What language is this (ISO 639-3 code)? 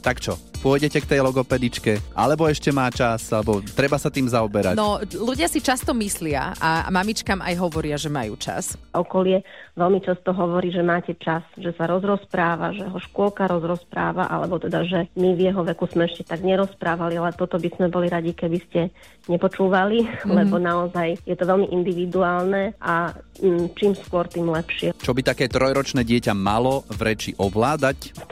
slk